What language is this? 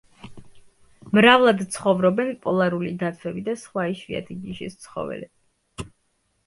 Georgian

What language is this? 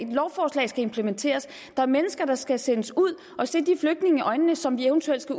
Danish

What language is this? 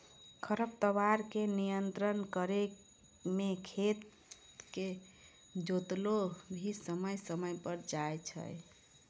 Maithili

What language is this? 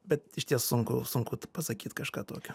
Lithuanian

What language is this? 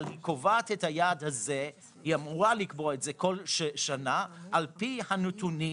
Hebrew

